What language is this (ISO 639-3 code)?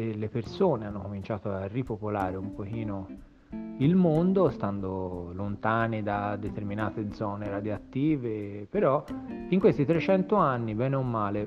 ita